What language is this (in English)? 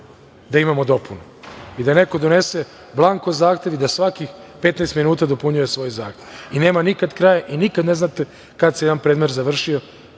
Serbian